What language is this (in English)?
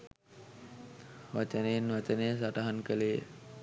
Sinhala